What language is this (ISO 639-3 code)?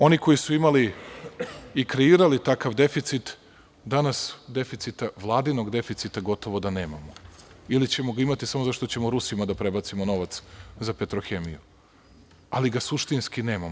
srp